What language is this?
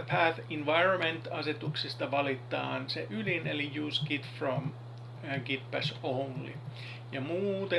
Finnish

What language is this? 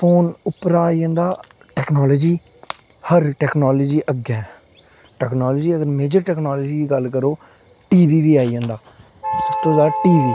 Dogri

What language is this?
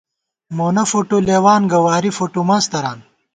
Gawar-Bati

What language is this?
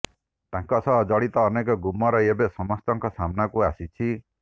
Odia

